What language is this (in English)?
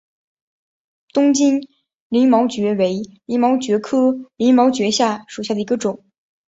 Chinese